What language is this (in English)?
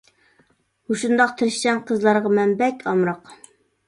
Uyghur